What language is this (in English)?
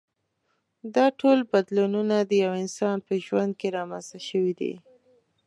Pashto